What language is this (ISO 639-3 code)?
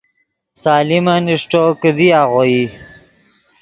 ydg